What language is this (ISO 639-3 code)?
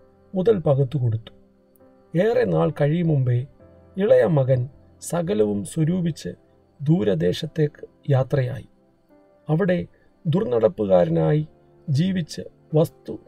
mal